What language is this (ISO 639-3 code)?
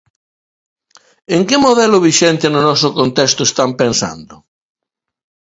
glg